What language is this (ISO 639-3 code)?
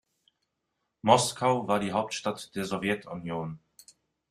deu